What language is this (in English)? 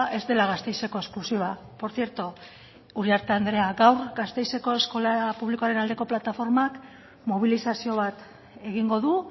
Basque